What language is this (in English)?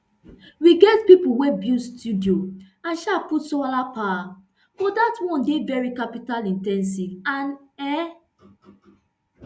Nigerian Pidgin